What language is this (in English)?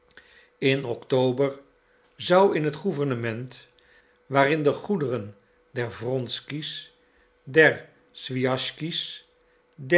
Dutch